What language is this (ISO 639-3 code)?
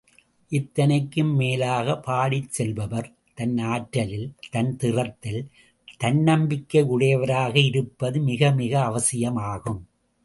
tam